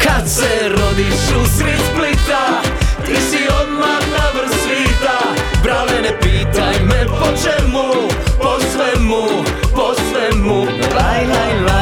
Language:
Croatian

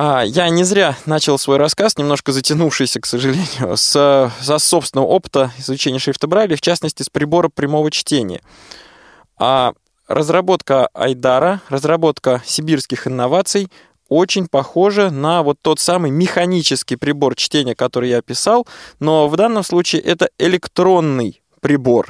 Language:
Russian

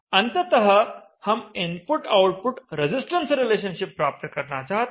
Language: Hindi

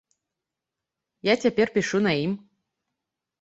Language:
Belarusian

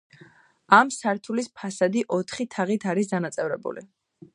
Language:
Georgian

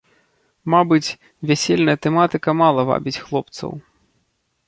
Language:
Belarusian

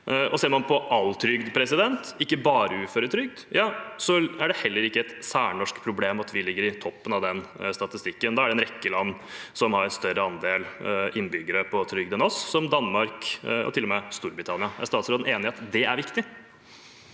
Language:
Norwegian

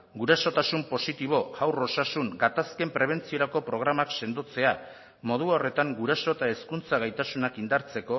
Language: Basque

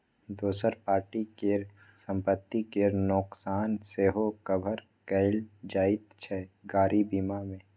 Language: Maithili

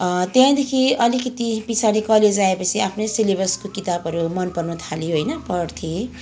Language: Nepali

